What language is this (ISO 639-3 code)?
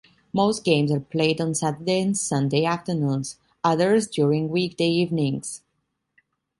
eng